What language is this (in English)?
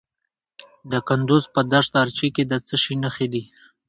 Pashto